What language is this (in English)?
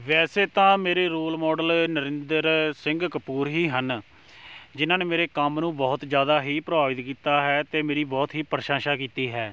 Punjabi